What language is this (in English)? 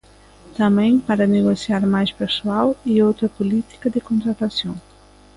Galician